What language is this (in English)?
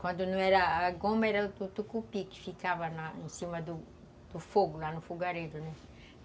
Portuguese